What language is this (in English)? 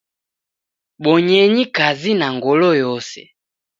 Taita